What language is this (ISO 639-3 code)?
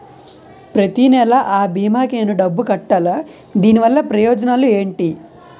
tel